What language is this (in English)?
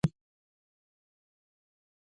Pashto